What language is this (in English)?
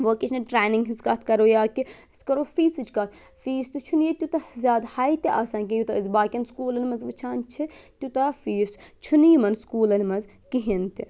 Kashmiri